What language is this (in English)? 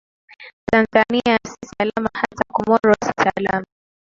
Swahili